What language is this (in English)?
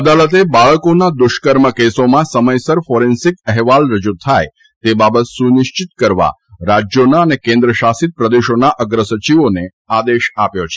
Gujarati